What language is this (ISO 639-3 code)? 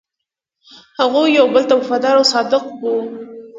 pus